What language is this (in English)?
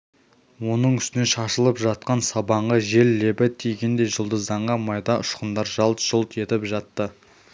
Kazakh